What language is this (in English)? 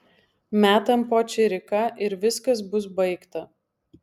Lithuanian